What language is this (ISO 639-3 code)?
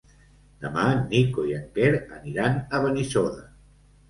cat